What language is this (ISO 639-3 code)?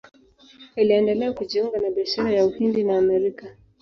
swa